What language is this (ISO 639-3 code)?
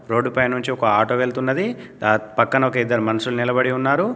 tel